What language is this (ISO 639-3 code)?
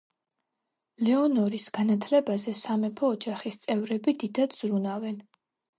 kat